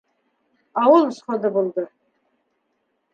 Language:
Bashkir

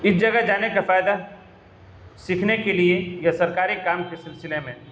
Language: Urdu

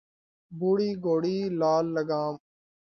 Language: Urdu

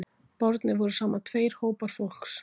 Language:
Icelandic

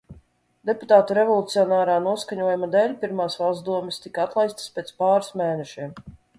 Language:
Latvian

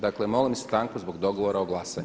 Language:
Croatian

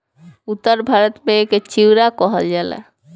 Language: Bhojpuri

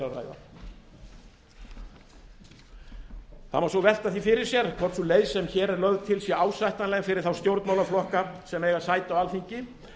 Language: Icelandic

